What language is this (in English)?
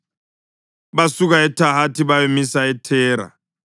North Ndebele